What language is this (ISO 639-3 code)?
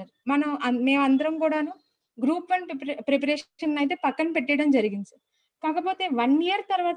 tel